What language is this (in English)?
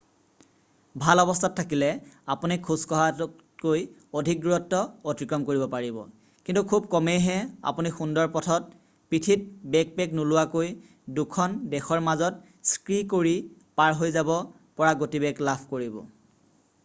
Assamese